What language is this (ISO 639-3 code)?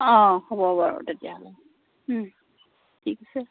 asm